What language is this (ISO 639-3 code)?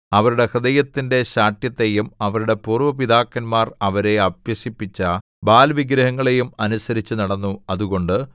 mal